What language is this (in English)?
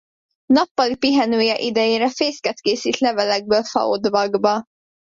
Hungarian